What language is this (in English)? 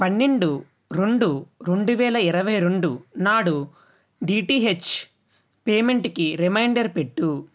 Telugu